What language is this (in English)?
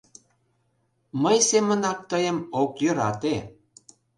Mari